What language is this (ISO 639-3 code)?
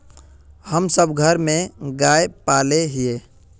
mag